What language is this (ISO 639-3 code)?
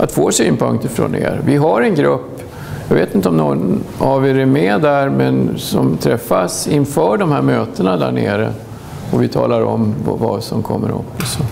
swe